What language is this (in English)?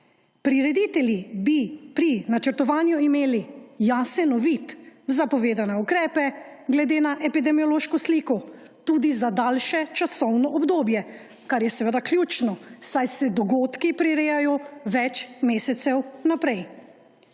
Slovenian